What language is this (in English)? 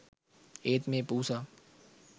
Sinhala